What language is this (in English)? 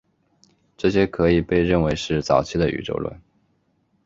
Chinese